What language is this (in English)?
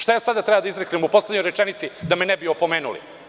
Serbian